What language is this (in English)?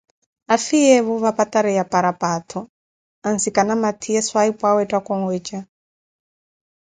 Koti